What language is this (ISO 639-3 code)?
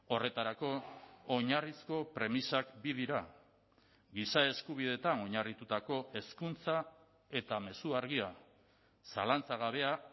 eus